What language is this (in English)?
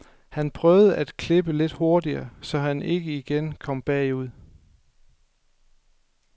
Danish